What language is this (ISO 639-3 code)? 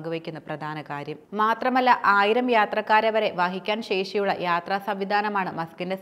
mal